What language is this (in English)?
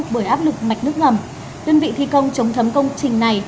Vietnamese